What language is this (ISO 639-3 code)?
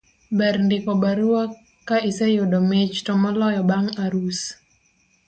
luo